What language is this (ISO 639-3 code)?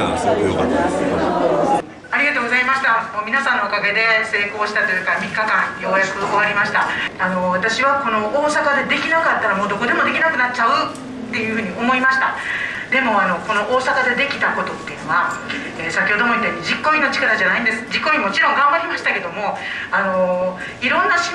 jpn